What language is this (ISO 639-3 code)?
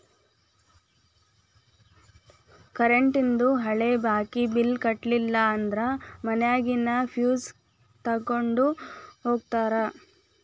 kan